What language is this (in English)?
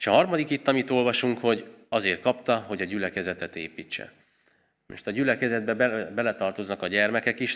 Hungarian